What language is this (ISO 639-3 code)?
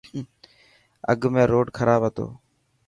mki